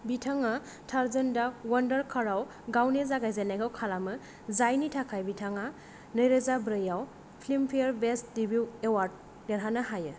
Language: Bodo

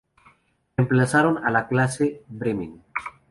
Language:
Spanish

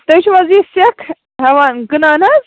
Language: Kashmiri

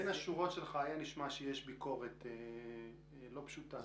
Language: Hebrew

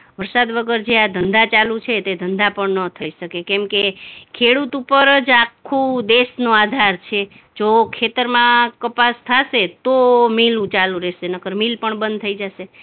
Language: Gujarati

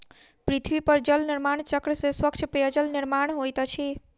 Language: Maithili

